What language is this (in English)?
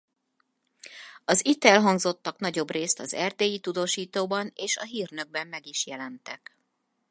Hungarian